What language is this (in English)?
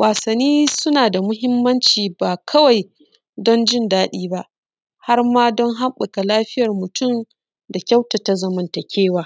Hausa